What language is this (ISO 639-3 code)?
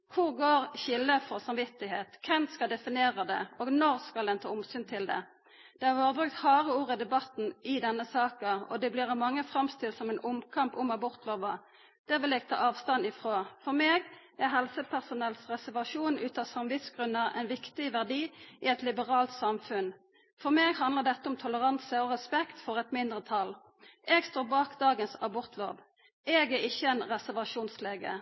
nno